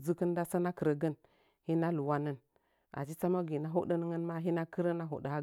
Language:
Nzanyi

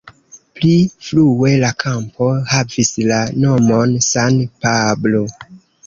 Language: Esperanto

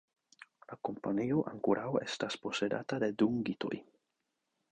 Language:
Esperanto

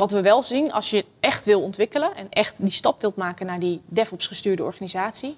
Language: Dutch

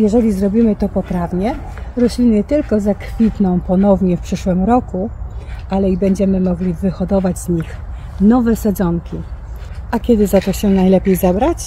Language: Polish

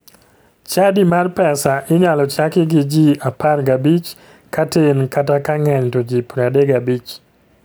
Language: Luo (Kenya and Tanzania)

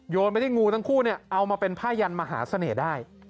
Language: Thai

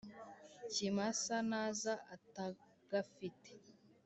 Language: Kinyarwanda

